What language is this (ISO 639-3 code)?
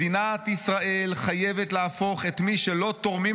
heb